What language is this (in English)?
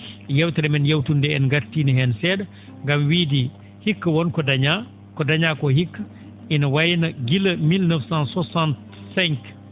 Fula